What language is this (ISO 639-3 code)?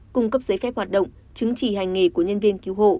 vie